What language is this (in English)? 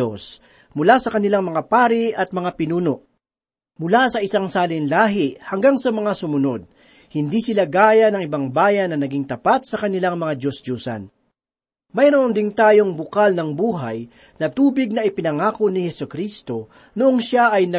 Filipino